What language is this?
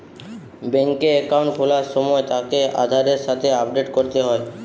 Bangla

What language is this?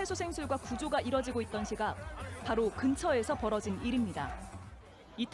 Korean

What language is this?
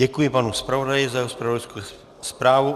Czech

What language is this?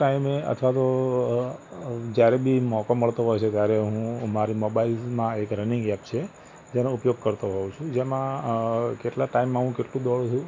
Gujarati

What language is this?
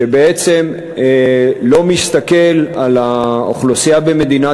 Hebrew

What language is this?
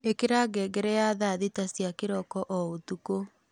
Kikuyu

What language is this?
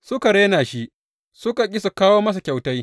Hausa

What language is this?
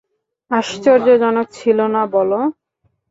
Bangla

